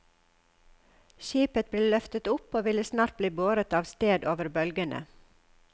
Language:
Norwegian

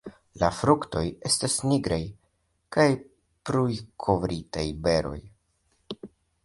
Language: Esperanto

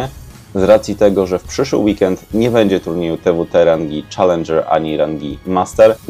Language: Polish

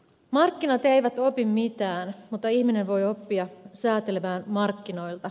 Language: Finnish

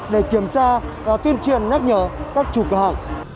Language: Vietnamese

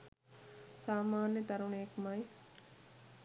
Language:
Sinhala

